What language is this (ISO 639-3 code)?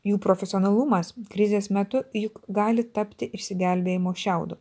lit